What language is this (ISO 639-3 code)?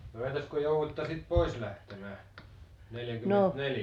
fin